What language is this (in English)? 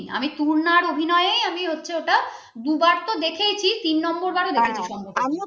Bangla